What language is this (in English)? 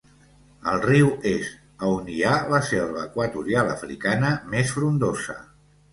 Catalan